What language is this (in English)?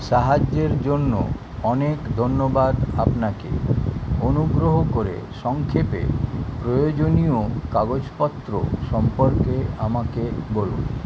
Bangla